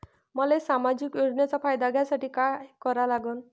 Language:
Marathi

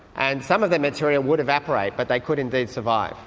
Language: English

